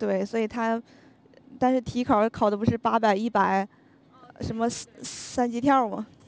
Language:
Chinese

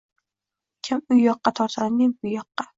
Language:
Uzbek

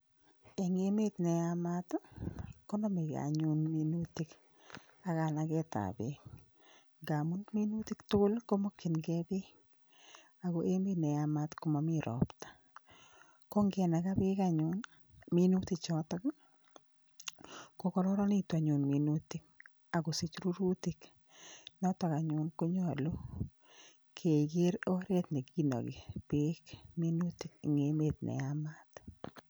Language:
Kalenjin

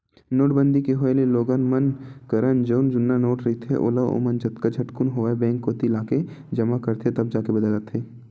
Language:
Chhattisgarhi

